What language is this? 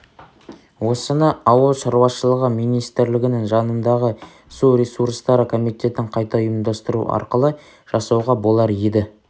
Kazakh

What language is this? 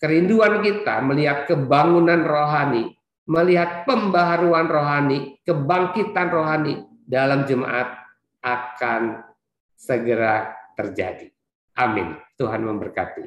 Indonesian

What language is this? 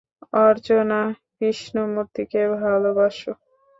Bangla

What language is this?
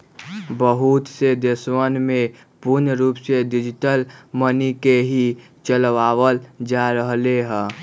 Magahi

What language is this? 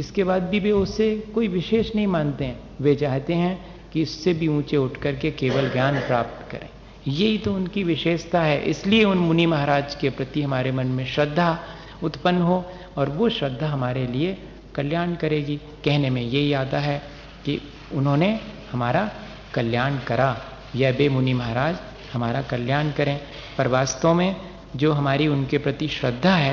Hindi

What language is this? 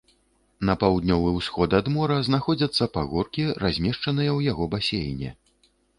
Belarusian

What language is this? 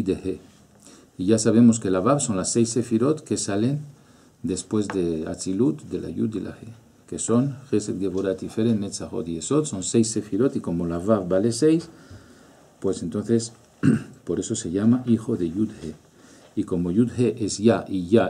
Spanish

